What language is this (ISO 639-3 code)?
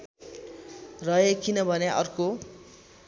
nep